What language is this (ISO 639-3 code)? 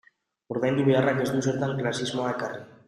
eus